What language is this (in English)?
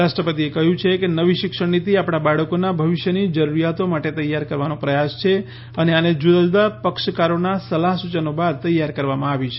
Gujarati